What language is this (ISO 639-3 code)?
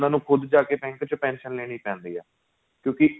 pan